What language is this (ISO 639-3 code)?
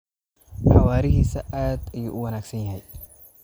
som